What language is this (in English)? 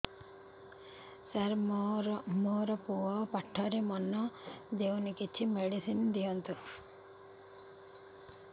Odia